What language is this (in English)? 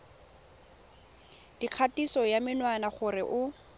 Tswana